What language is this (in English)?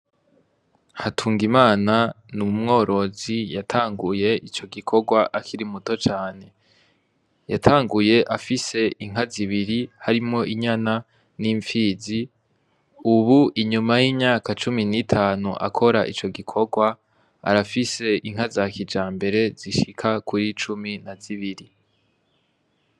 Rundi